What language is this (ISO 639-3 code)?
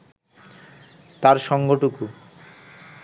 ben